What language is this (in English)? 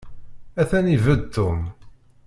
Kabyle